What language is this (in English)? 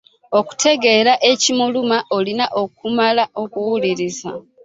Ganda